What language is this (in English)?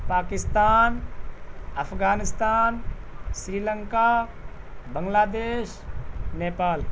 Urdu